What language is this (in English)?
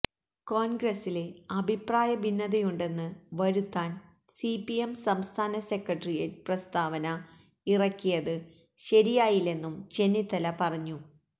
Malayalam